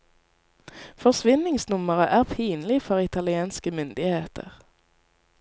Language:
Norwegian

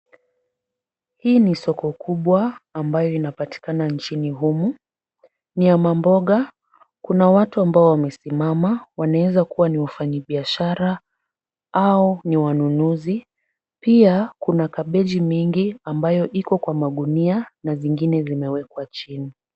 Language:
Swahili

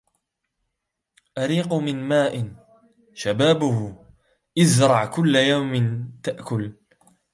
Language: Arabic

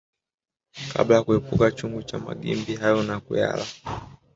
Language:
Swahili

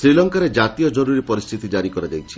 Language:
Odia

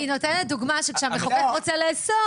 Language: Hebrew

